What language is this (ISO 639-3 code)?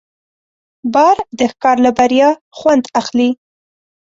pus